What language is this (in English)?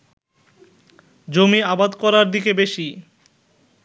Bangla